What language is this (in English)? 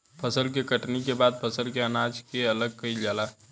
Bhojpuri